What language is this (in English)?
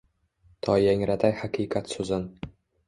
Uzbek